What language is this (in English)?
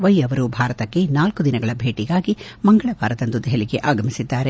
Kannada